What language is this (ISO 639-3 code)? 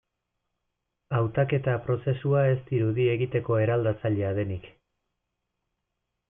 eus